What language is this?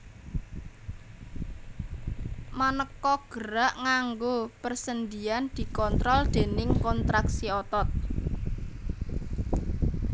Javanese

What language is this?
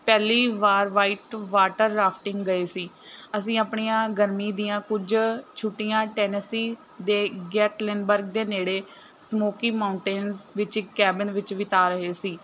Punjabi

